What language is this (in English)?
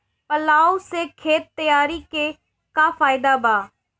Bhojpuri